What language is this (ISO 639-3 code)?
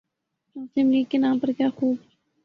urd